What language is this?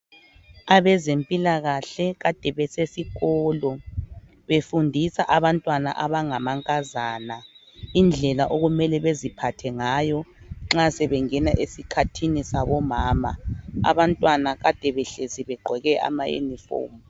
North Ndebele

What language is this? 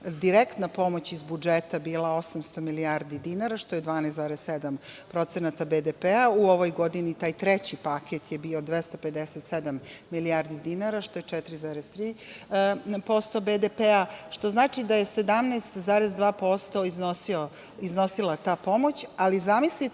Serbian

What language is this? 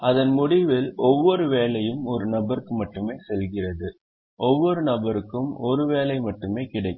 Tamil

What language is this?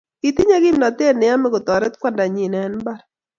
Kalenjin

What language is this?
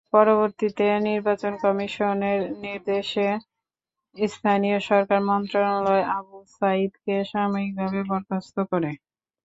Bangla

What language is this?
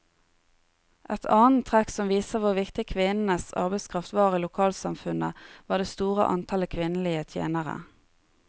Norwegian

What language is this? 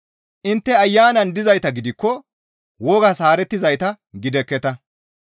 Gamo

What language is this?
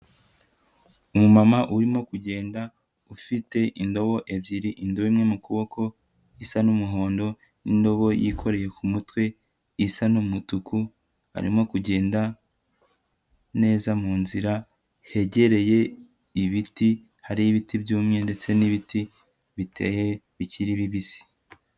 Kinyarwanda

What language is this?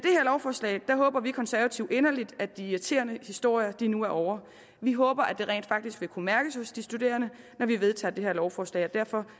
Danish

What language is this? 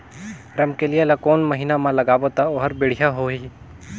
Chhattisgarhi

